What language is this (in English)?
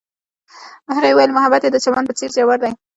Pashto